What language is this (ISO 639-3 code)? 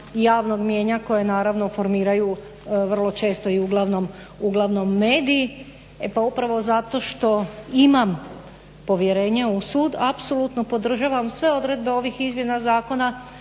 hrv